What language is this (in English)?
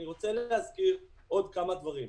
Hebrew